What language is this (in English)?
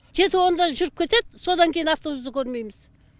Kazakh